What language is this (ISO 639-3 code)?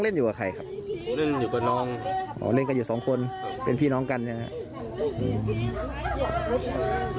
tha